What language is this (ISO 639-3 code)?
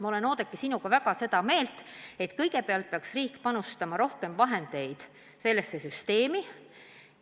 est